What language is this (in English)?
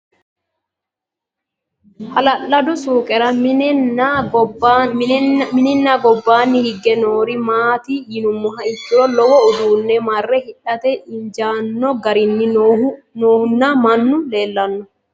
Sidamo